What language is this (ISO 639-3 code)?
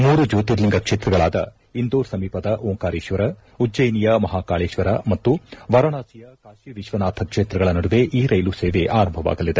kan